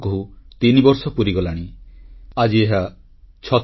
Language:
Odia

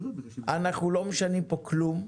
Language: Hebrew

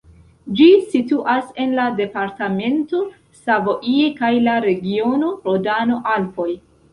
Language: Esperanto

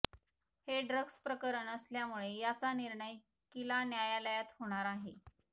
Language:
Marathi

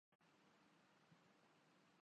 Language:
Urdu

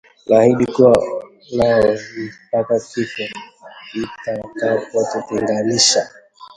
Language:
Swahili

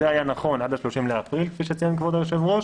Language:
Hebrew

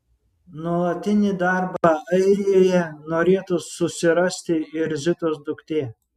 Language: Lithuanian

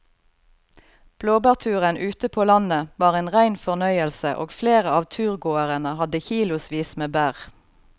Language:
Norwegian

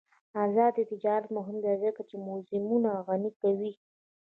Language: Pashto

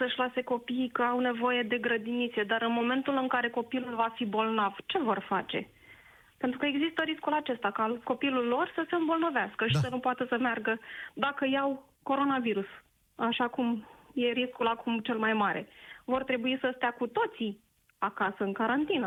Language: Romanian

